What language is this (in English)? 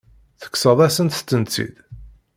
Kabyle